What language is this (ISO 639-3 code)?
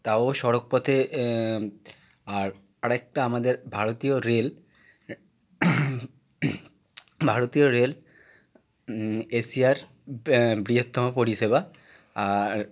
ben